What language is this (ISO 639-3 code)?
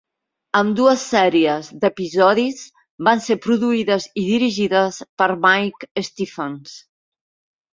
cat